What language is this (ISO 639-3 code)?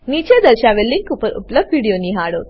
guj